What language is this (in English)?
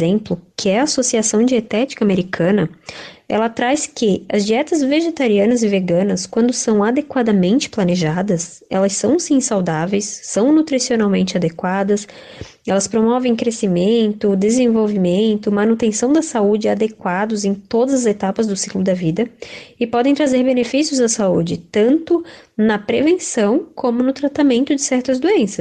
Portuguese